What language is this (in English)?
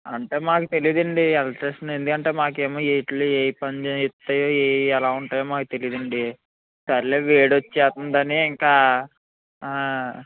Telugu